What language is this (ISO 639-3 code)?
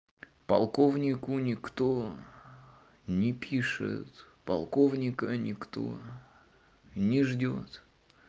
rus